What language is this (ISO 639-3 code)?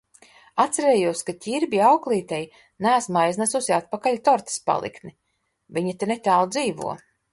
lav